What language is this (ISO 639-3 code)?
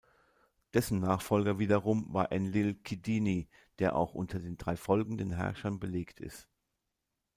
deu